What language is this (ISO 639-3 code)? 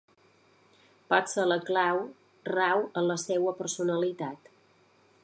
cat